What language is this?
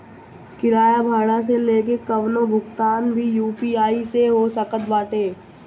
Bhojpuri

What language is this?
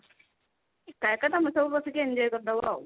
Odia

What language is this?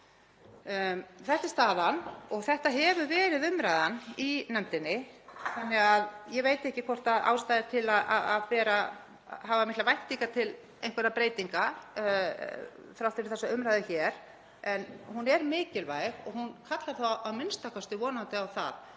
Icelandic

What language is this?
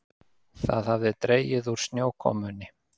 Icelandic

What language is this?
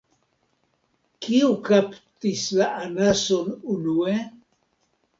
Esperanto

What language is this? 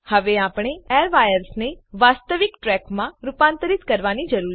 Gujarati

